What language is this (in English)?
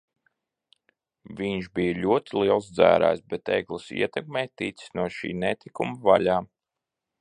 Latvian